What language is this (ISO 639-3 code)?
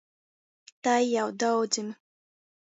ltg